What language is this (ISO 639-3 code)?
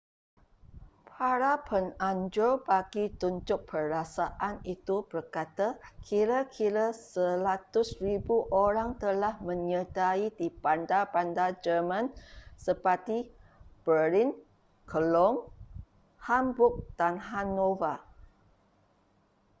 msa